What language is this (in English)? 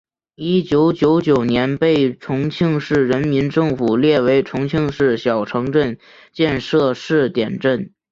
Chinese